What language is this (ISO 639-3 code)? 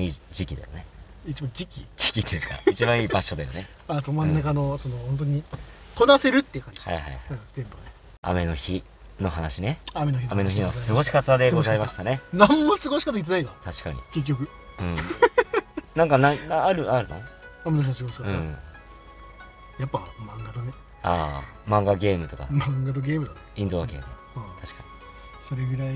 jpn